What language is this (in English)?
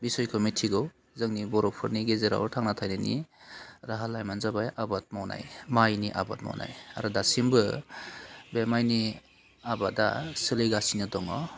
Bodo